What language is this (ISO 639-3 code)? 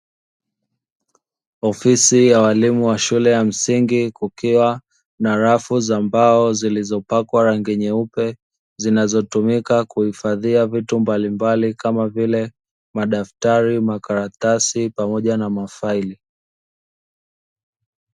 swa